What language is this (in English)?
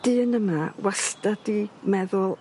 Welsh